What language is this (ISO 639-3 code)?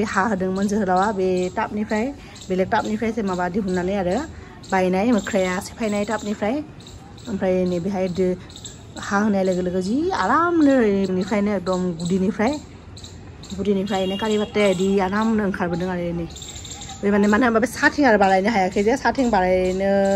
tha